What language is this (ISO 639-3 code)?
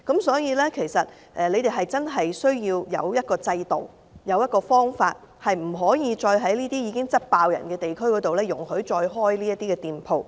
yue